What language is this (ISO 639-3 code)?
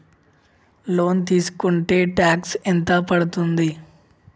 tel